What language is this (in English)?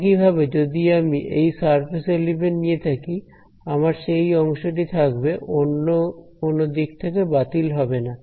Bangla